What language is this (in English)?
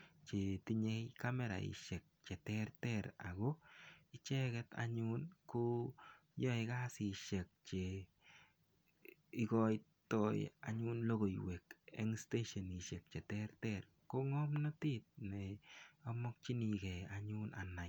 Kalenjin